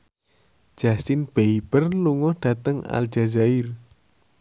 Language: Javanese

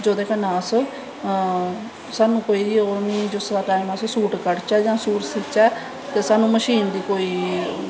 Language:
Dogri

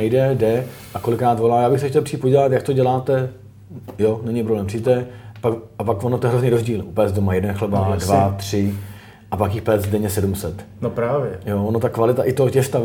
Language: Czech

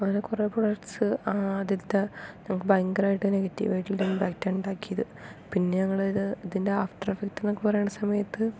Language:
Malayalam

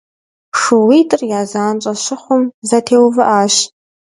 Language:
Kabardian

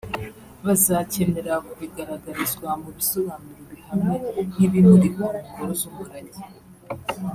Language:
Kinyarwanda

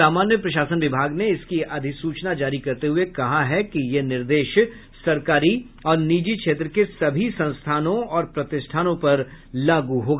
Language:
Hindi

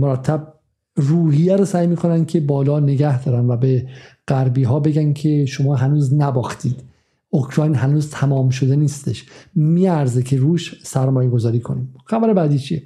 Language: Persian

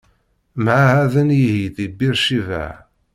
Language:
Kabyle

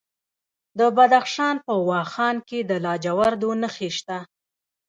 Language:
Pashto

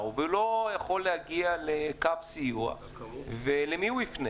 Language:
Hebrew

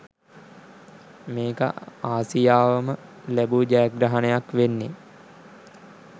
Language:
Sinhala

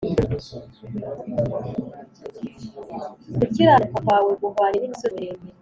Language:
Kinyarwanda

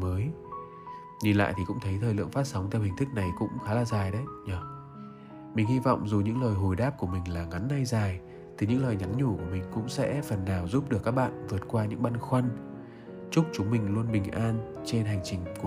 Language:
Vietnamese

